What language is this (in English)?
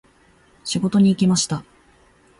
Japanese